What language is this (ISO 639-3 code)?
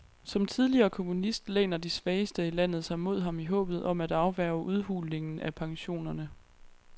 dan